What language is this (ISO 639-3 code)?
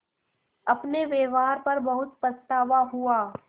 hin